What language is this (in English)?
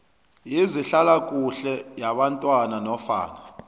South Ndebele